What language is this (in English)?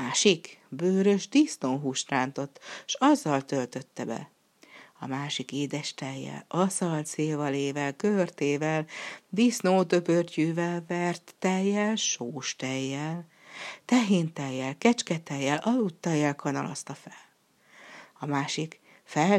Hungarian